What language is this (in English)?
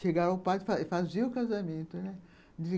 Portuguese